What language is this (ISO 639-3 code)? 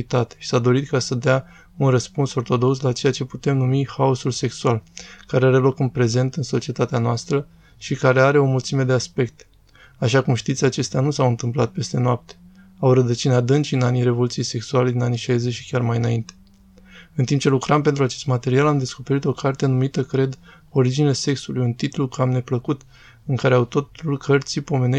ron